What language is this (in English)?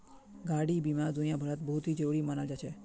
Magahi